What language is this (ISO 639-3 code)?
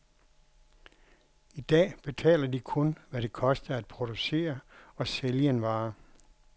dan